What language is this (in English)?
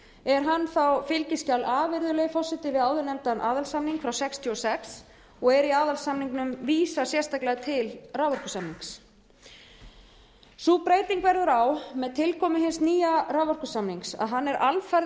Icelandic